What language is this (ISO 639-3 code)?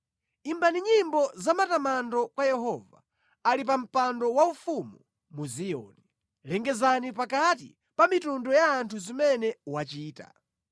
nya